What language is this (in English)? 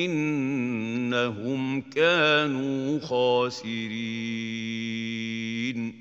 Arabic